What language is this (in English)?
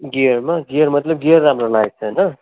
Nepali